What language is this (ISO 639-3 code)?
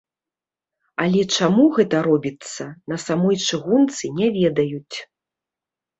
bel